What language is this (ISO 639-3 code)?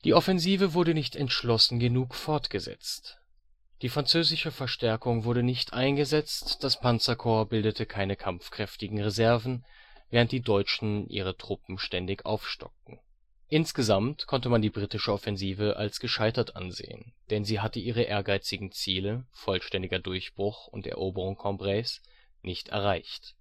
deu